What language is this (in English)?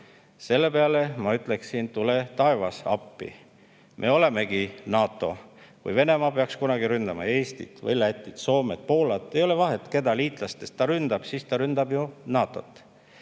Estonian